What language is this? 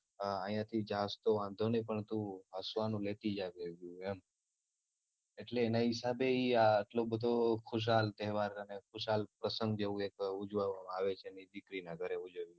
Gujarati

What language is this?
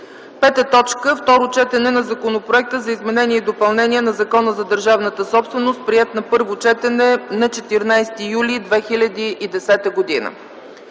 Bulgarian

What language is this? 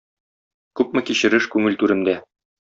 Tatar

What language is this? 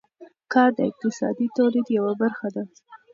Pashto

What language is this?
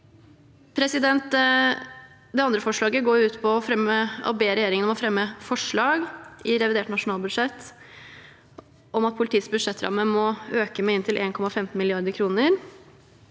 Norwegian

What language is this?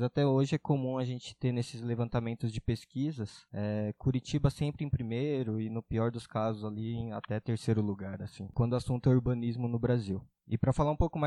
Portuguese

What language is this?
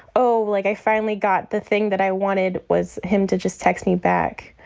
English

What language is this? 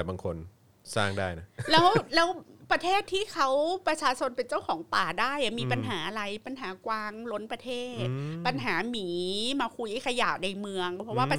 Thai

